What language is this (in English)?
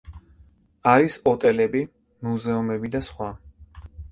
Georgian